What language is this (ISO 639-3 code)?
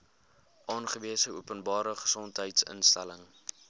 afr